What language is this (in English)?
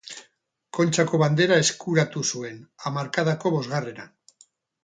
Basque